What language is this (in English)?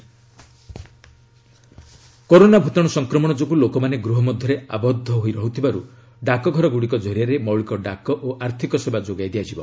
Odia